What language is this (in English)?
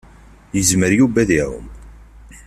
Kabyle